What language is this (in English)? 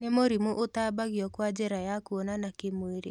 Kikuyu